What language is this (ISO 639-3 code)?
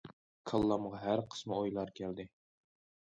uig